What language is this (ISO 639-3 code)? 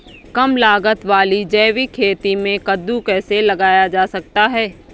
hin